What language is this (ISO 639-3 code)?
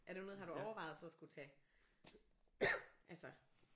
dan